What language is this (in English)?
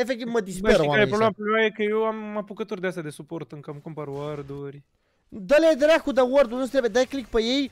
Romanian